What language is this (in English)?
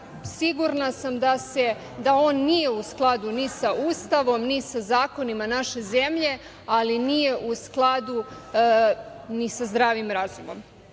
Serbian